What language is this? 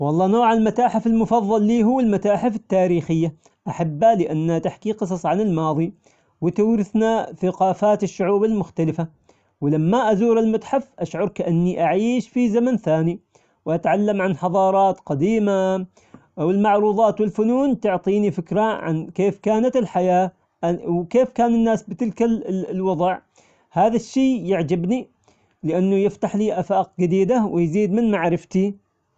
Omani Arabic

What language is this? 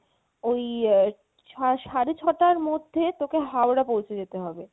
Bangla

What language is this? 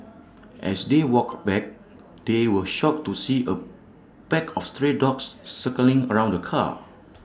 English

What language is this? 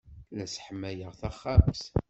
Kabyle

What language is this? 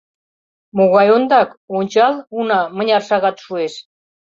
Mari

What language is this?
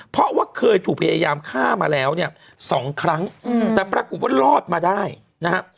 Thai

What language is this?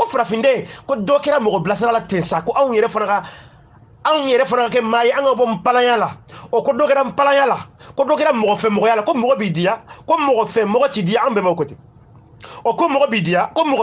Arabic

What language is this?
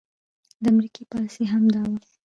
Pashto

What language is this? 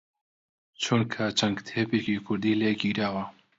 Central Kurdish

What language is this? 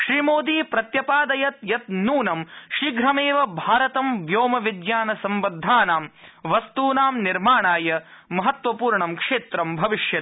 Sanskrit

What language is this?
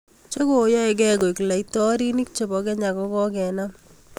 Kalenjin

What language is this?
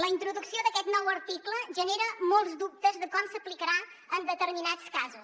Catalan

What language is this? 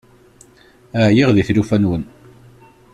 Kabyle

